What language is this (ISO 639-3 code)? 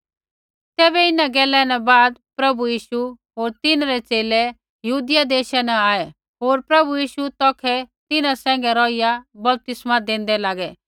kfx